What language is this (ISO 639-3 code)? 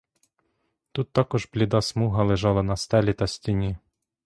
ukr